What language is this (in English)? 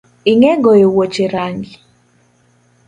Luo (Kenya and Tanzania)